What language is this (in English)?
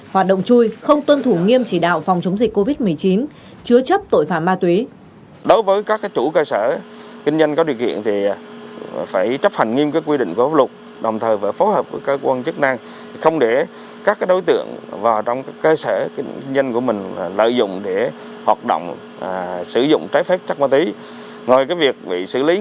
Vietnamese